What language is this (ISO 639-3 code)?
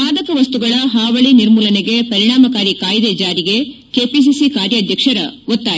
kan